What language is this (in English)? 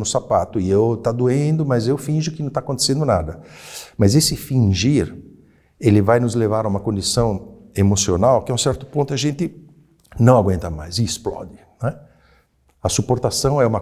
Portuguese